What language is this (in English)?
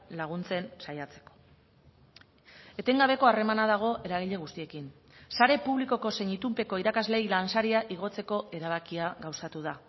Basque